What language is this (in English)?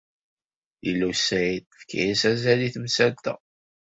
Kabyle